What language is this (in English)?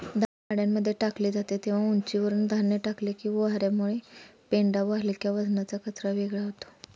Marathi